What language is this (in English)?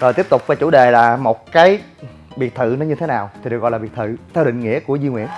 Vietnamese